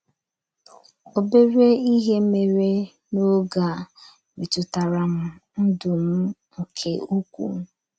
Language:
Igbo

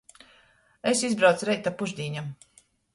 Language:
Latgalian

